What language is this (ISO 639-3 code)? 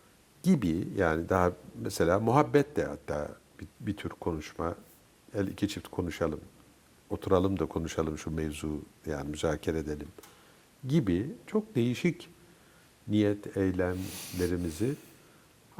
tur